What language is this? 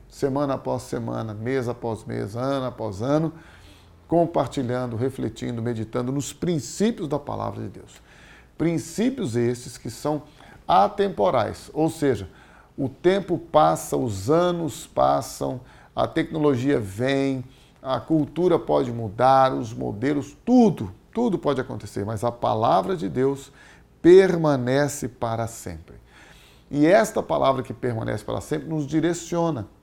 Portuguese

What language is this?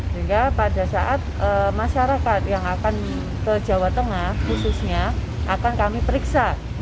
Indonesian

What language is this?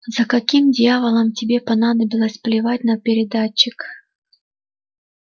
Russian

